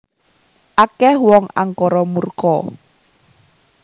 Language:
Javanese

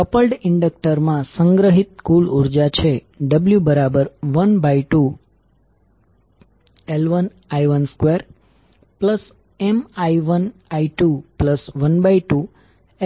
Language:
Gujarati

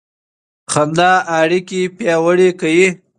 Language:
Pashto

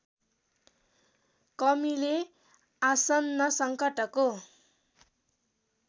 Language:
Nepali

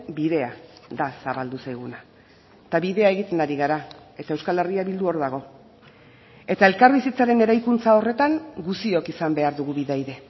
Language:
Basque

